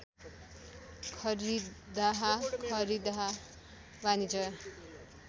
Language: Nepali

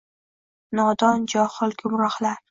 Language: Uzbek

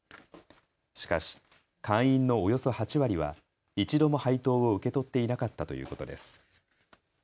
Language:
Japanese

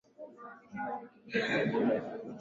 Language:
Swahili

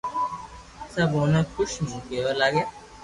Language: Loarki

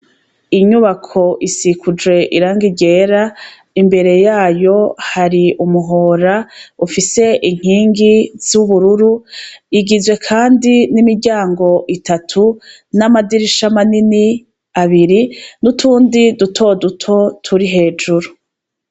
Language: Rundi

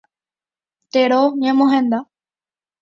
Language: Guarani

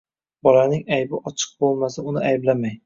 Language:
Uzbek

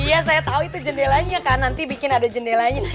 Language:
Indonesian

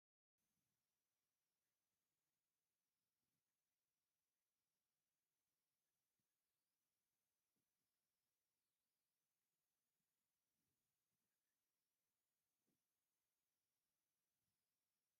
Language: Tigrinya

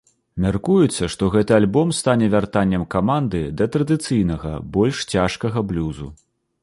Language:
Belarusian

